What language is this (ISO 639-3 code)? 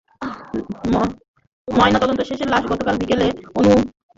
ben